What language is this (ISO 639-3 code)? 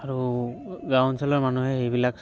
asm